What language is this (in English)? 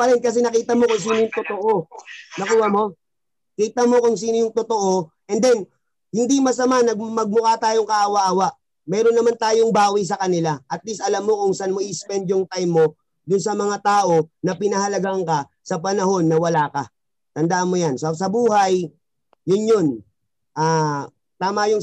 Filipino